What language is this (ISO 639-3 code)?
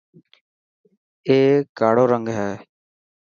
mki